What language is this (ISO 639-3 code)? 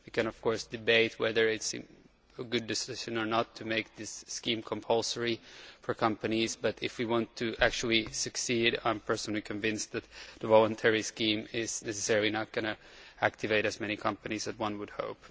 eng